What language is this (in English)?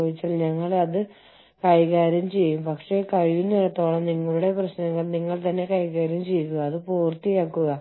Malayalam